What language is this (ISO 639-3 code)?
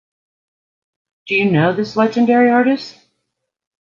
eng